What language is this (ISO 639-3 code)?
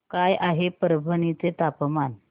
mar